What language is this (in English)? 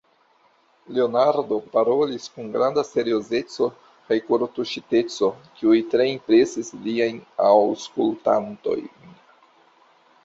Esperanto